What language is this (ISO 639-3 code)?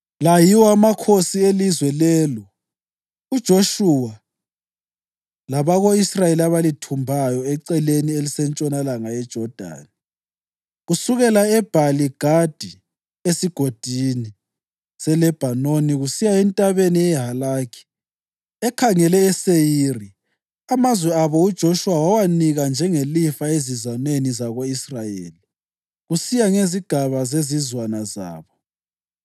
nde